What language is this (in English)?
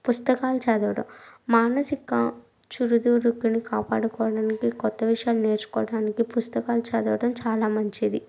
Telugu